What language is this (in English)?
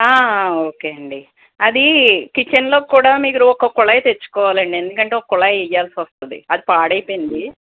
Telugu